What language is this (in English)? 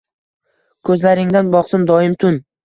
Uzbek